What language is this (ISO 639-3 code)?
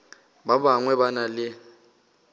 nso